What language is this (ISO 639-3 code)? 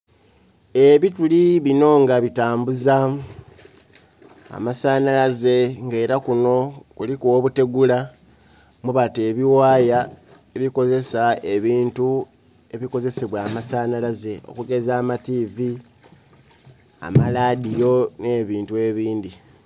xog